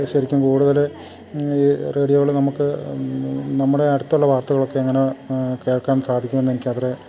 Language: Malayalam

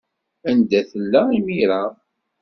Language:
Kabyle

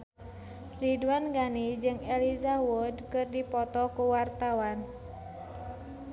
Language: Sundanese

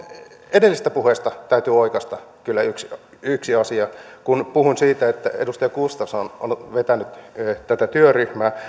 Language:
Finnish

